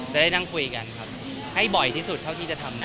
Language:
Thai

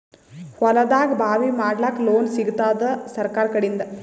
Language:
Kannada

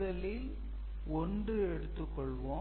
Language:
Tamil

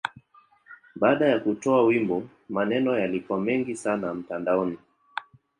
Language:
Swahili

